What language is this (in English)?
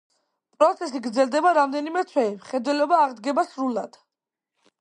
Georgian